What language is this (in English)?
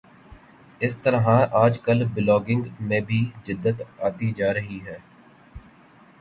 Urdu